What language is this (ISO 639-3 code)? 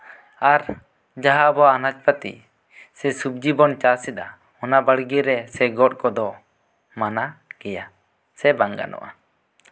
sat